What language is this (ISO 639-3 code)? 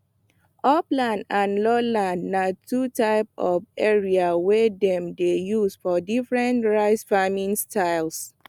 pcm